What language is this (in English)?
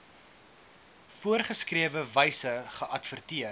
Afrikaans